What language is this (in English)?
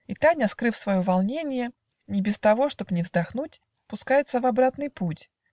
Russian